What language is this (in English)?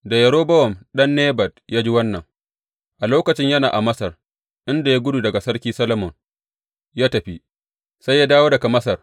Hausa